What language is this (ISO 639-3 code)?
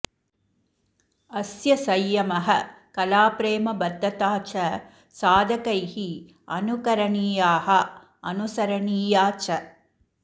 san